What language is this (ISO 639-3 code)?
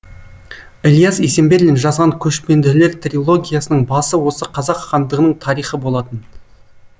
kaz